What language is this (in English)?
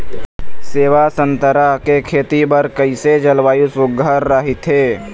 Chhattisgarhi